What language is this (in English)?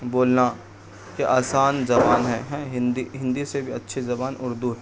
Urdu